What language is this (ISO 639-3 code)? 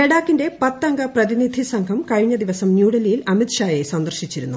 mal